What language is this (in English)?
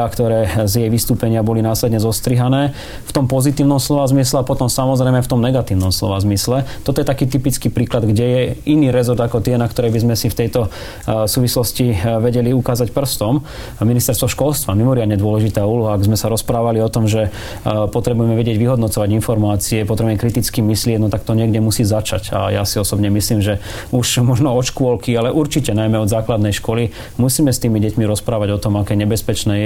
Slovak